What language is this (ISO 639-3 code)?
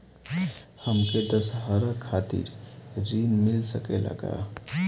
bho